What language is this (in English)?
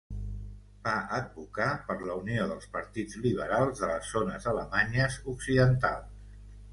Catalan